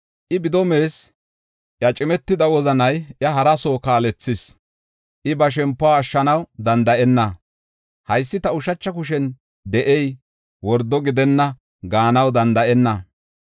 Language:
Gofa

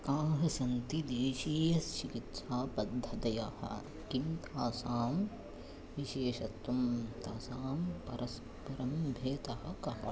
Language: Sanskrit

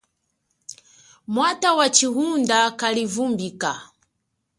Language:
Chokwe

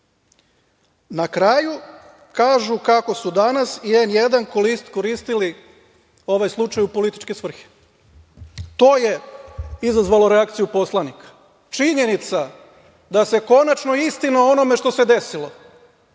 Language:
Serbian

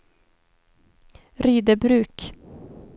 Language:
Swedish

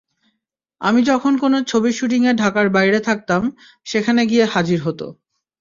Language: Bangla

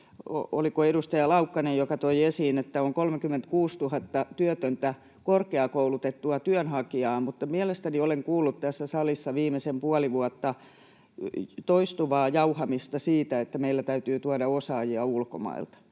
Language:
Finnish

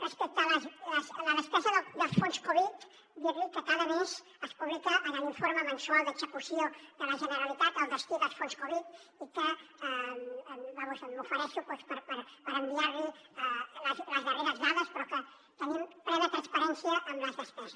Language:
Catalan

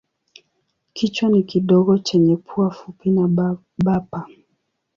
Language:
Swahili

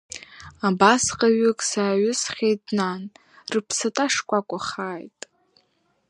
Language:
Abkhazian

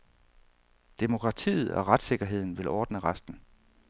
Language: Danish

